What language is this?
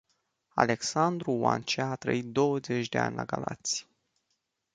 Romanian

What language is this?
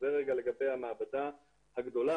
Hebrew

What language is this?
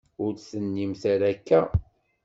Kabyle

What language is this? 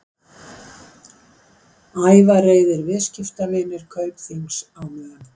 Icelandic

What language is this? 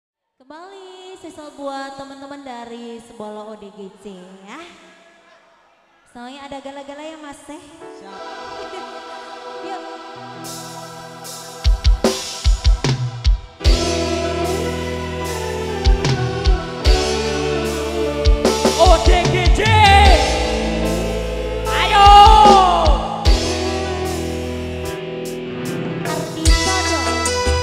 Indonesian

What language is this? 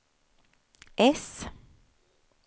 Swedish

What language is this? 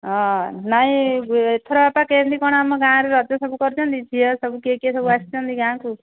Odia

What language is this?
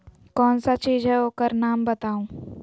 Magahi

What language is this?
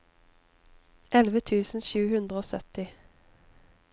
Norwegian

